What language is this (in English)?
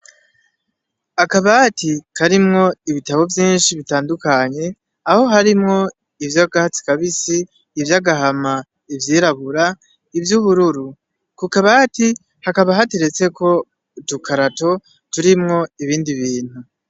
Rundi